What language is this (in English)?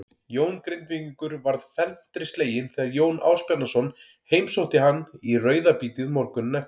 Icelandic